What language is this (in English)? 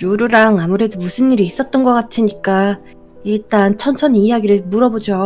Korean